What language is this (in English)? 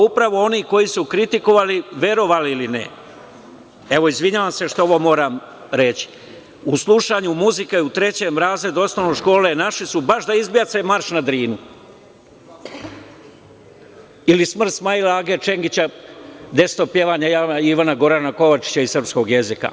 Serbian